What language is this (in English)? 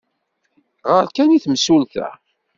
Kabyle